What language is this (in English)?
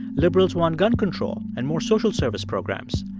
English